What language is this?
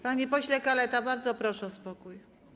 Polish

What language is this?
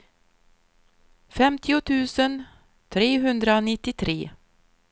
Swedish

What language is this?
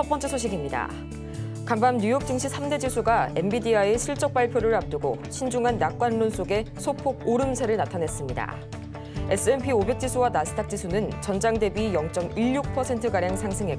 Korean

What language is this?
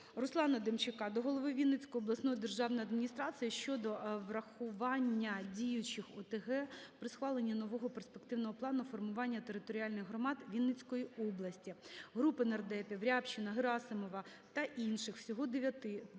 Ukrainian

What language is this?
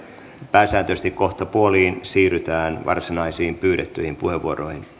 Finnish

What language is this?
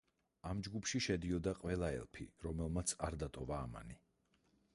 Georgian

